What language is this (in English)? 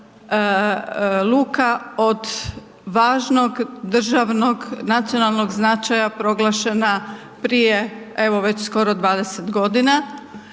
Croatian